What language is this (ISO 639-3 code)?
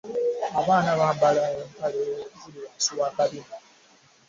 lug